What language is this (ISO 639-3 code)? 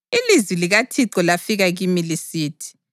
nde